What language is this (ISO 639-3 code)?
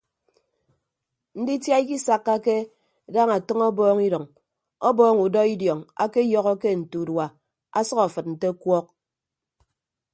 ibb